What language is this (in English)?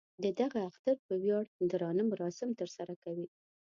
Pashto